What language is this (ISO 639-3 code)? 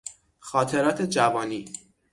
fas